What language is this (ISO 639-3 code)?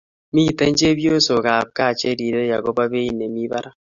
kln